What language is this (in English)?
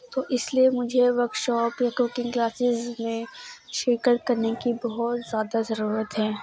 Urdu